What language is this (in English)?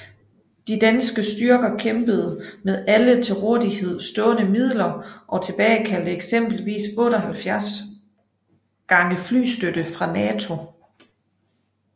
Danish